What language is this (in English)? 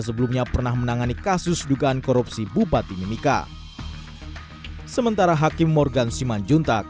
Indonesian